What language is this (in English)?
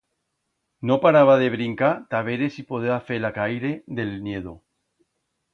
Aragonese